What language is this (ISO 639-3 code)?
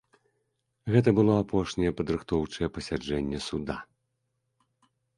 bel